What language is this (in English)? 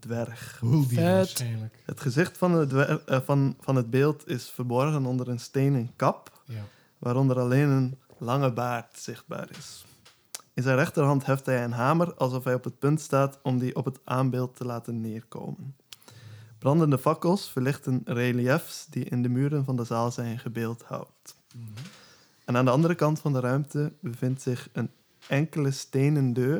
Dutch